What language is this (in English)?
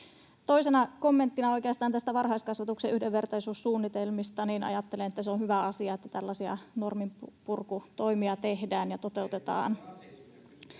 Finnish